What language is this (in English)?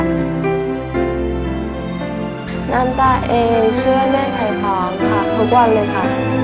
Thai